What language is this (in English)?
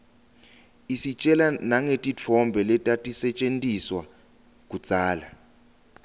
Swati